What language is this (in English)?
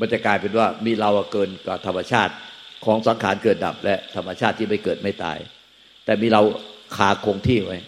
Thai